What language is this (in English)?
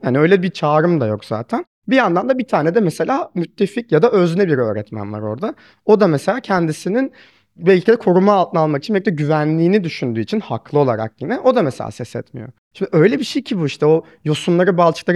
Turkish